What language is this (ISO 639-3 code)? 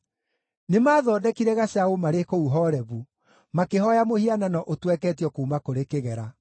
kik